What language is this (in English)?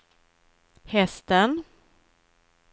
Swedish